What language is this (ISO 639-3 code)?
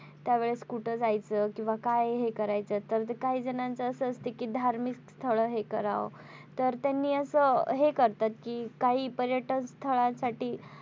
mar